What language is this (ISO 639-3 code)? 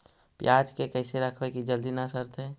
mag